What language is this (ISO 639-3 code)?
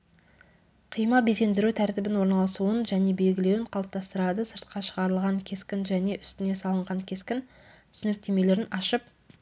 kaz